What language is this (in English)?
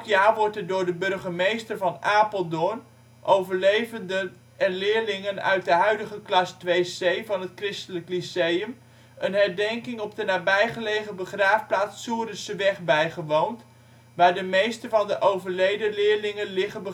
Dutch